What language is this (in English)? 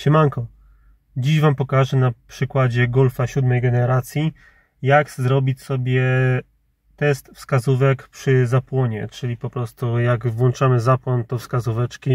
Polish